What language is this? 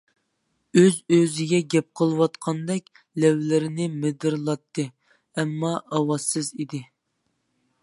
Uyghur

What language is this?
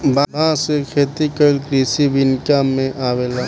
Bhojpuri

